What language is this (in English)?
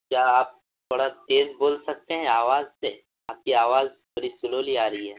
Urdu